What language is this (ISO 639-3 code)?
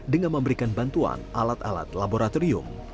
ind